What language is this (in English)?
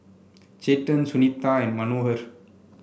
English